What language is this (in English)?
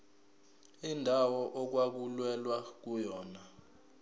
Zulu